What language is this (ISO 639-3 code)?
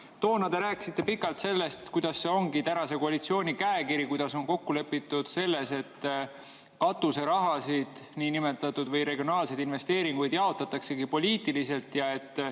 est